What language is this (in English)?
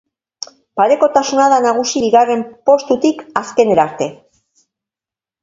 Basque